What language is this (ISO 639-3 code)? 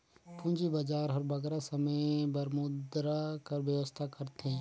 hne